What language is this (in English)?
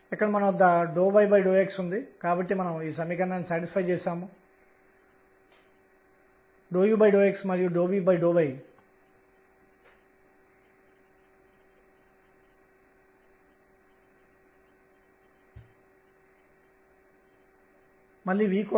Telugu